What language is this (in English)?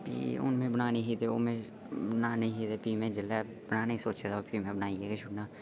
Dogri